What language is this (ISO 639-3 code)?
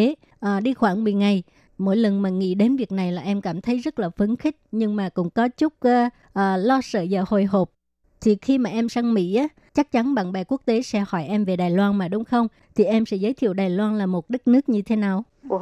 vie